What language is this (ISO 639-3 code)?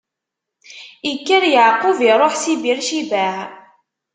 kab